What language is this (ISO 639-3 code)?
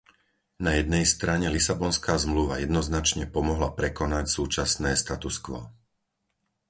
slk